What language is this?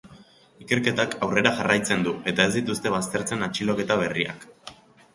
Basque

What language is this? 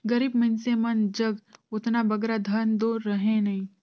Chhattisgarhi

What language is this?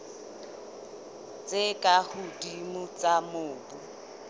Southern Sotho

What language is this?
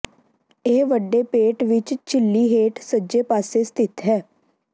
Punjabi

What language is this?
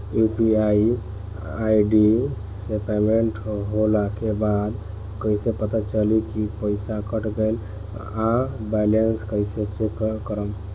Bhojpuri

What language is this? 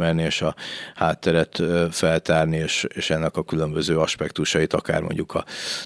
Hungarian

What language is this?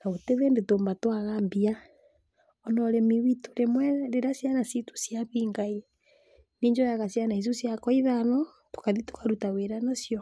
Kikuyu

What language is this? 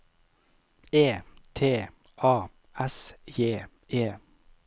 Norwegian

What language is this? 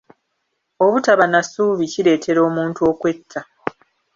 Ganda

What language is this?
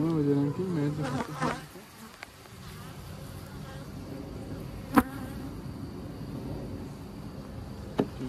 Italian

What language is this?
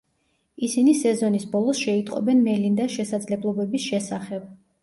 Georgian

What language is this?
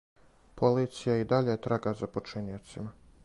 Serbian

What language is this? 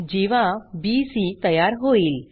Marathi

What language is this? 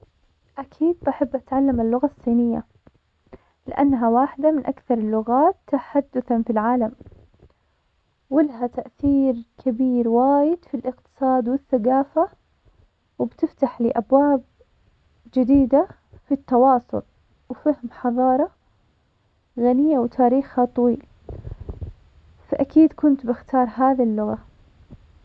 Omani Arabic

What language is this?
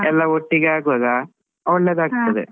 Kannada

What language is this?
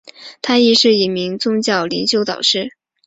Chinese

